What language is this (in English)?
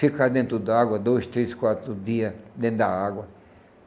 Portuguese